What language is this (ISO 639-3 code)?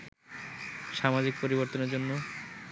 ben